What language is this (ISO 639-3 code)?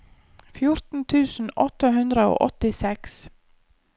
nor